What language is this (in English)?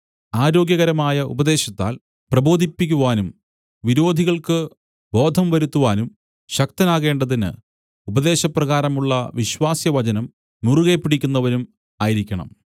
Malayalam